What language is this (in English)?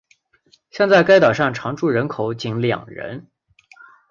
Chinese